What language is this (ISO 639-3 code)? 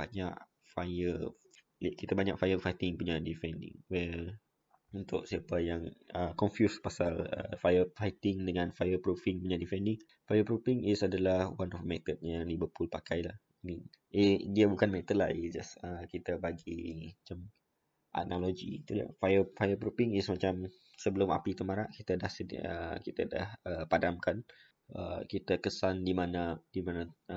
msa